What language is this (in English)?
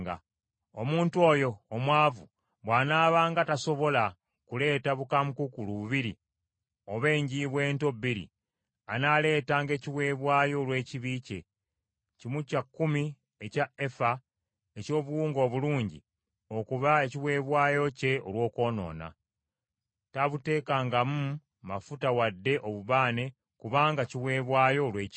Ganda